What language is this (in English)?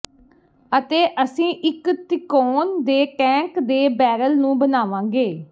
Punjabi